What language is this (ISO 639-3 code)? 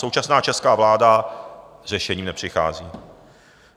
ces